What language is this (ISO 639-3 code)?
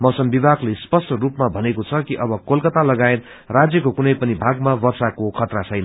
nep